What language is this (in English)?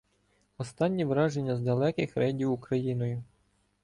Ukrainian